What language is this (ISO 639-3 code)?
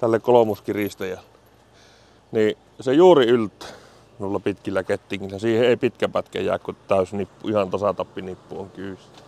fin